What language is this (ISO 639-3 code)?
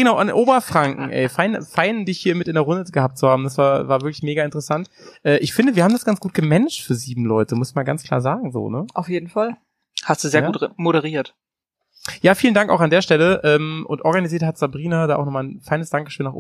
deu